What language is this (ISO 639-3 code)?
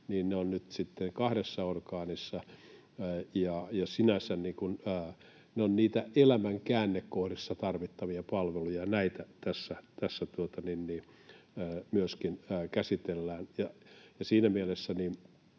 fin